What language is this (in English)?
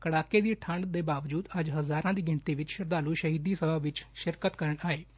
Punjabi